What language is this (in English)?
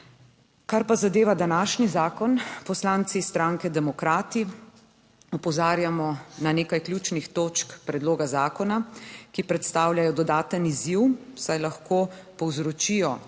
Slovenian